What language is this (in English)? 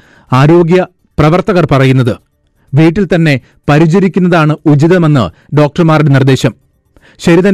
Malayalam